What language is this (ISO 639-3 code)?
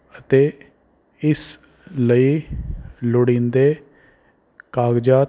pan